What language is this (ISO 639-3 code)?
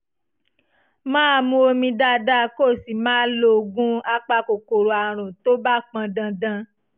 yor